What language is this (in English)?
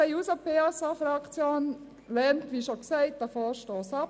Swiss German